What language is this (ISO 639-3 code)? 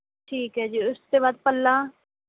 pan